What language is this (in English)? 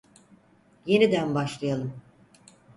Turkish